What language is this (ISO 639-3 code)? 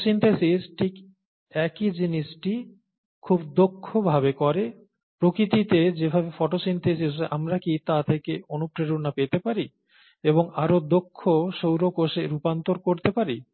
ben